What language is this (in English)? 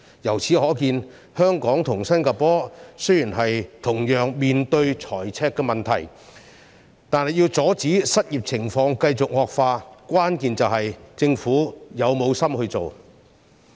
Cantonese